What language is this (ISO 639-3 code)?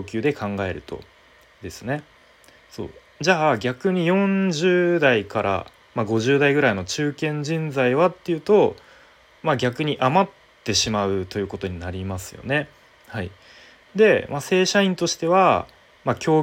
jpn